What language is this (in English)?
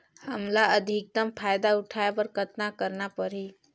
Chhattisgarhi